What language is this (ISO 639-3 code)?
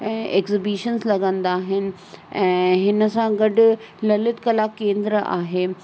snd